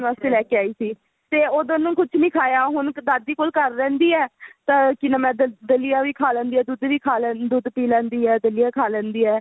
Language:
Punjabi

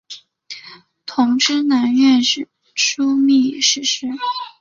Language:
Chinese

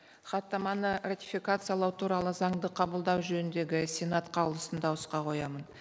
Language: Kazakh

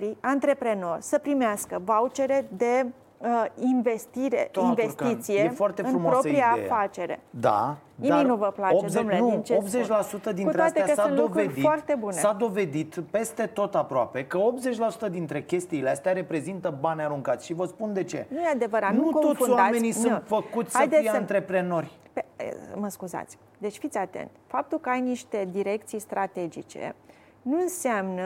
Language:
Romanian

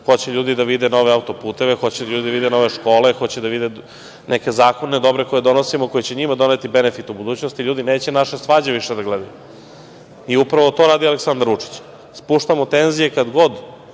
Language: Serbian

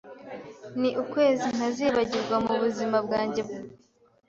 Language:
Kinyarwanda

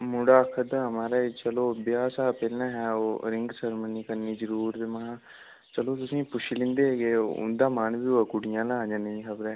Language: Dogri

